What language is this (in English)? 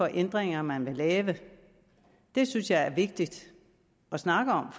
Danish